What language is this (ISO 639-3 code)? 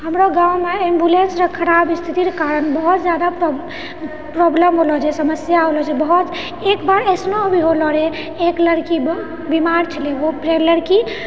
mai